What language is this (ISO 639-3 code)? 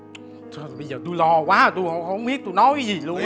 vie